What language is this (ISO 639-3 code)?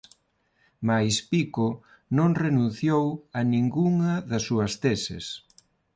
glg